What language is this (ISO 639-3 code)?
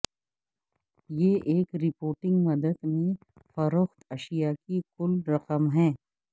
urd